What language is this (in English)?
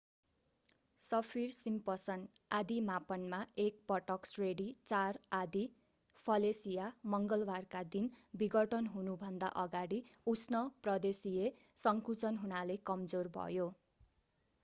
Nepali